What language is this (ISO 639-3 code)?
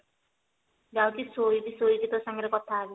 ori